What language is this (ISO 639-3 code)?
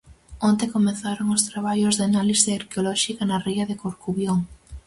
glg